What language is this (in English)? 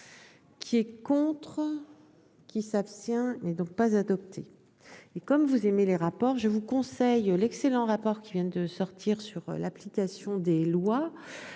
French